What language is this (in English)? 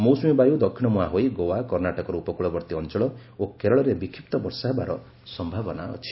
Odia